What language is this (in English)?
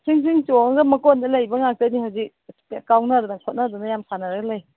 Manipuri